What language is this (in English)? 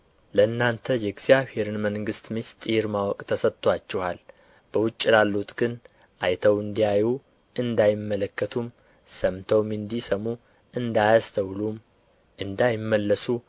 Amharic